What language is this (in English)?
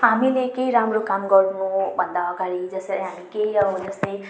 Nepali